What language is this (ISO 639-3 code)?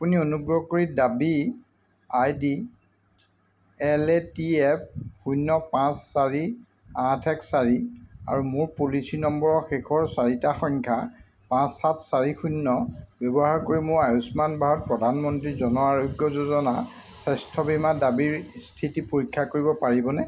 asm